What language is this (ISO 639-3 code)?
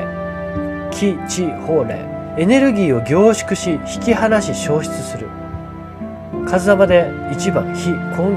jpn